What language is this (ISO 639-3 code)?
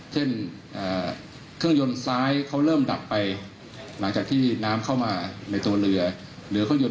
tha